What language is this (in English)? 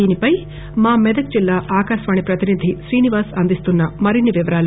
Telugu